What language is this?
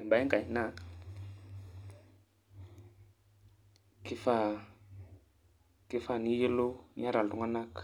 Masai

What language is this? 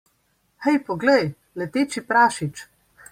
Slovenian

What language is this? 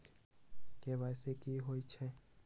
Magahi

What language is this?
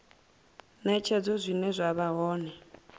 Venda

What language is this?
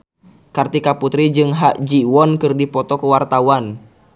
Sundanese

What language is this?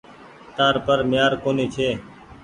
Goaria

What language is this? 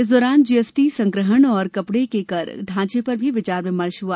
Hindi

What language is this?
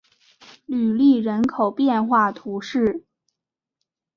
Chinese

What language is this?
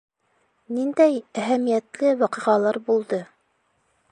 Bashkir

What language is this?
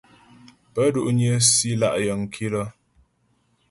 Ghomala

